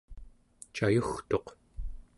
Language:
Central Yupik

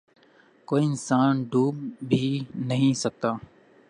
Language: Urdu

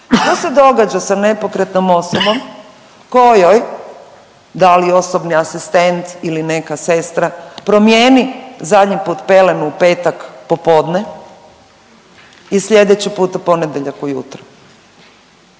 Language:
Croatian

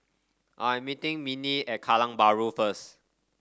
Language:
English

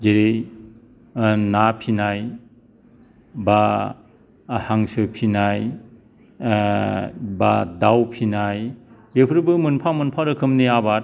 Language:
Bodo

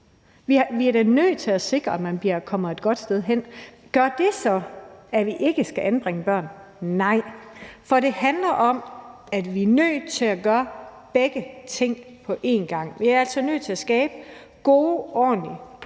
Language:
Danish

